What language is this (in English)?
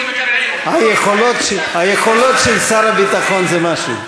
Hebrew